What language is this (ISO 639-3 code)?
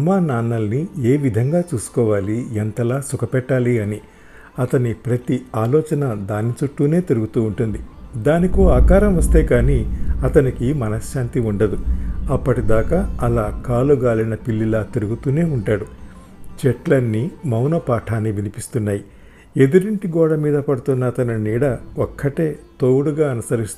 tel